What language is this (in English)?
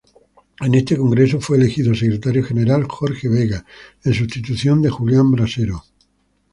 Spanish